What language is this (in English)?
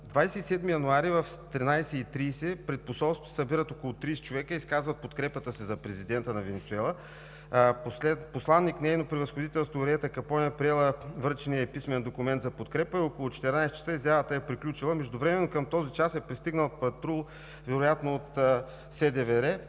Bulgarian